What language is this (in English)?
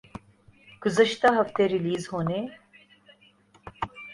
Urdu